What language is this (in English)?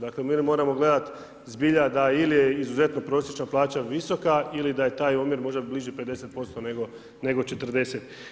Croatian